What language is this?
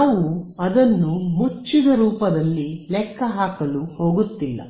Kannada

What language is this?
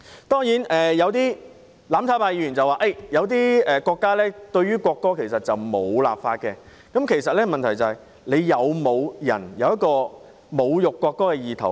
Cantonese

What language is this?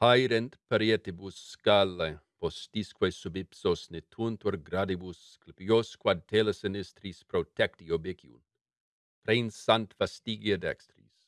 Latin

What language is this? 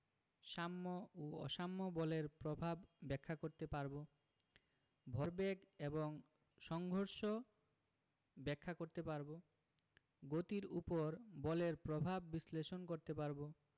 Bangla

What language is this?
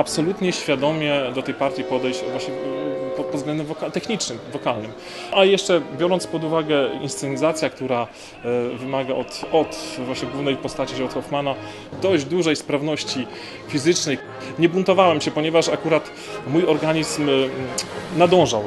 Polish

